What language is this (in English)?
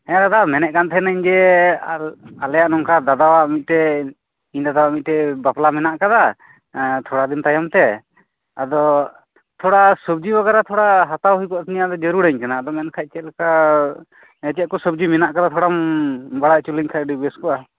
Santali